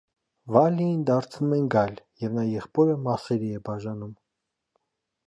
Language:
Armenian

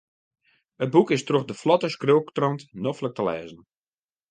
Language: Western Frisian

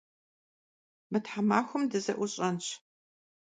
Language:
Kabardian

